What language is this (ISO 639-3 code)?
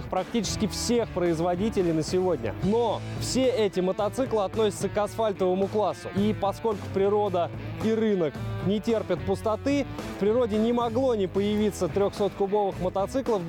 rus